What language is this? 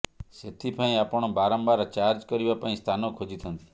Odia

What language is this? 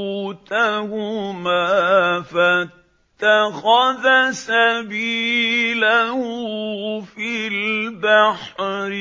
Arabic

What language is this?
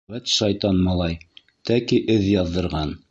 Bashkir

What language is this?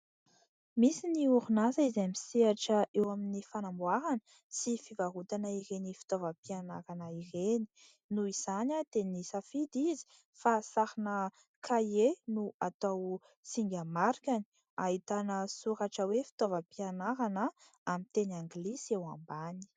Malagasy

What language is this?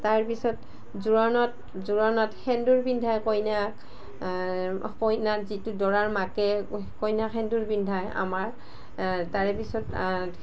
Assamese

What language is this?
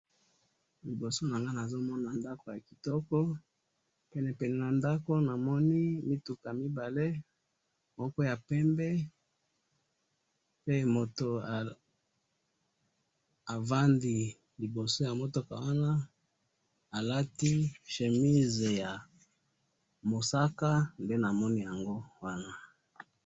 Lingala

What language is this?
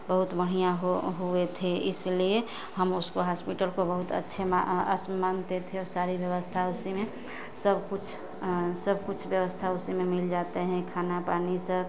Hindi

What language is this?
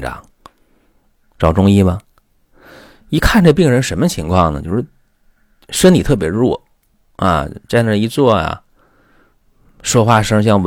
Chinese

